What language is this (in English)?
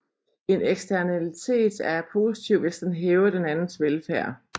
Danish